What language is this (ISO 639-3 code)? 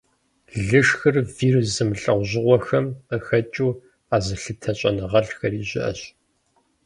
kbd